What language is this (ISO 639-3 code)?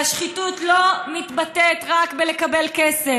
heb